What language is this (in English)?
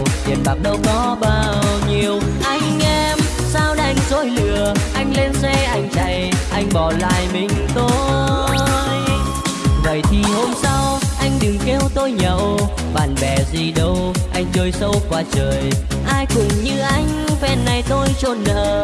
Vietnamese